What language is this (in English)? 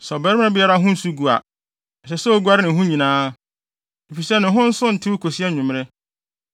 Akan